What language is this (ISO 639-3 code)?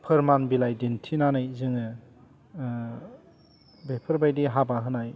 brx